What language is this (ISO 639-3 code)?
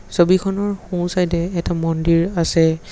asm